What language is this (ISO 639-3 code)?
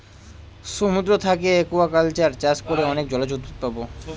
ben